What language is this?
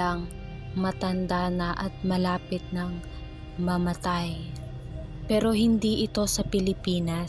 Filipino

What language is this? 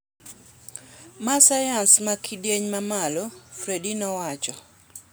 Luo (Kenya and Tanzania)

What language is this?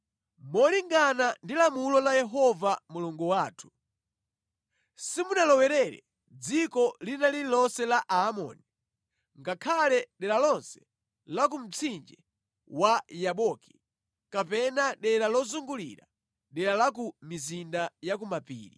Nyanja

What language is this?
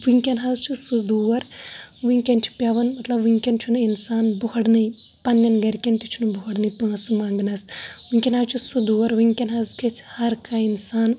Kashmiri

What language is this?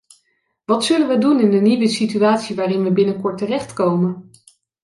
Dutch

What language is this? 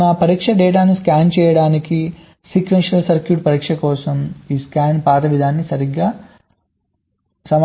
Telugu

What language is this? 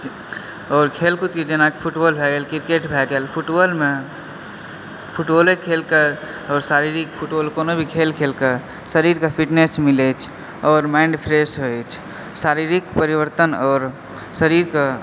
Maithili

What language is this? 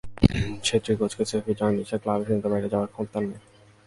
Bangla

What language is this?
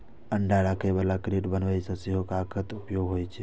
Maithili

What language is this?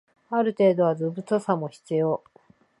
Japanese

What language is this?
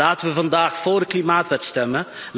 Dutch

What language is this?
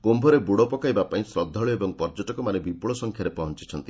Odia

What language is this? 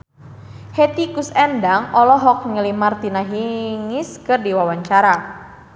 Sundanese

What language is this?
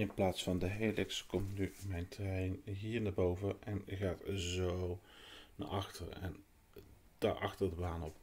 Dutch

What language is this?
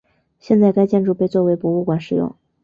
Chinese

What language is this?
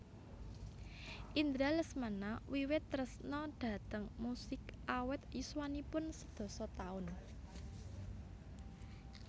Javanese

